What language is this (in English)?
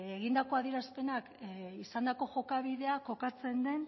Basque